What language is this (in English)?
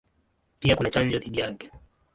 Swahili